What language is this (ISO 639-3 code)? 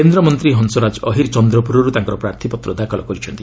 ori